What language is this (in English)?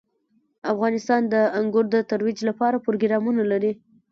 Pashto